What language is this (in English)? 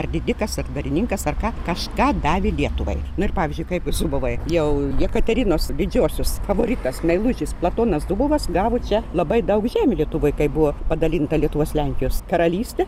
Lithuanian